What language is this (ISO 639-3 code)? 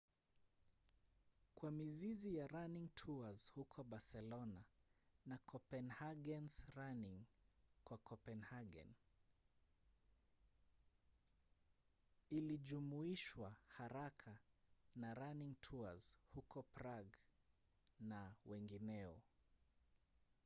swa